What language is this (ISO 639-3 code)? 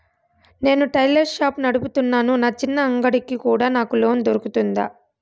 tel